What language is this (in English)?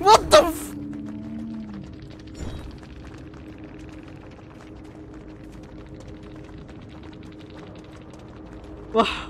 Indonesian